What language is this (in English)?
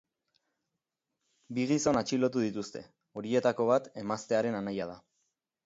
Basque